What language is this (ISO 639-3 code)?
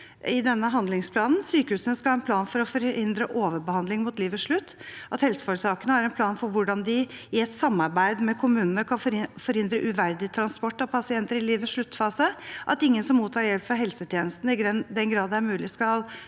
nor